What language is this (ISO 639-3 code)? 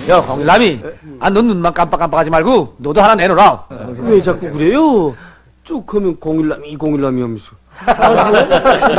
kor